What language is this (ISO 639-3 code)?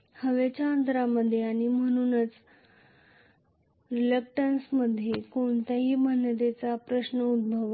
mar